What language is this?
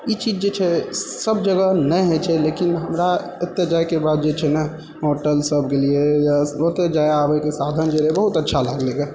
Maithili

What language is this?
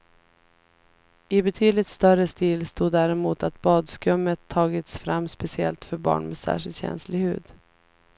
Swedish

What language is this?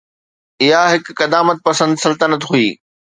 Sindhi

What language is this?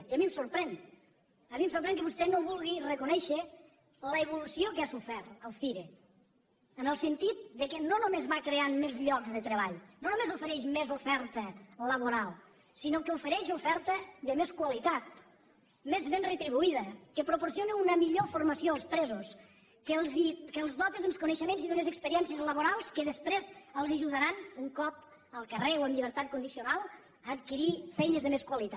Catalan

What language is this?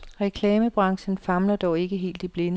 Danish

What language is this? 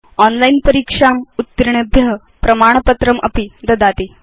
Sanskrit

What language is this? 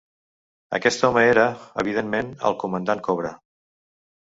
Catalan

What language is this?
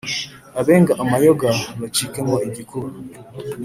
Kinyarwanda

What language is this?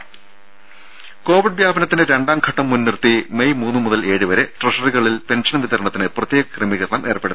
Malayalam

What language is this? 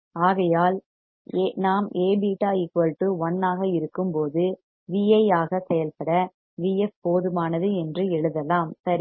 Tamil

